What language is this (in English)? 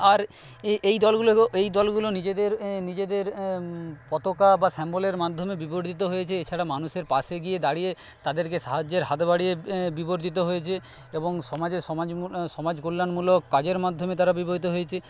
Bangla